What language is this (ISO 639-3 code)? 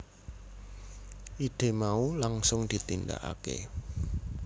jav